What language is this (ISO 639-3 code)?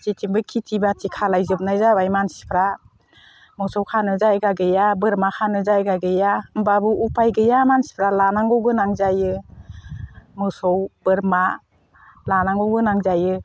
brx